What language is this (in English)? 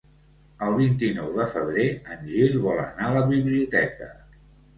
Catalan